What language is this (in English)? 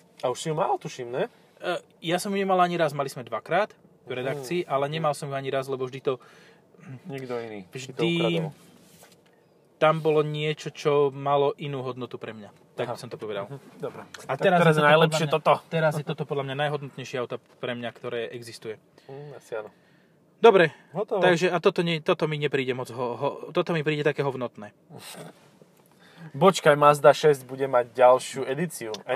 Slovak